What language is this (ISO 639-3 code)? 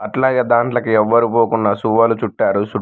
tel